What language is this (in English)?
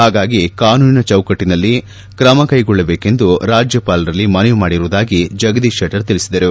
Kannada